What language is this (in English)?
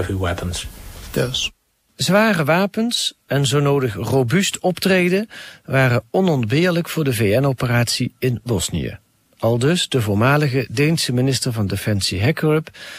Dutch